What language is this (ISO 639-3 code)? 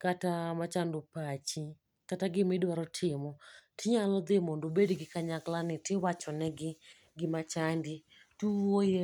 luo